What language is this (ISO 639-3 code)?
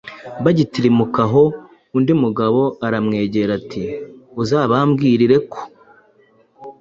kin